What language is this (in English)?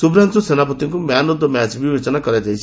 Odia